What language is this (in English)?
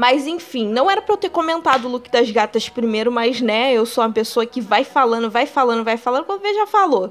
Portuguese